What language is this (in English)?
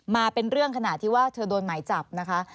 Thai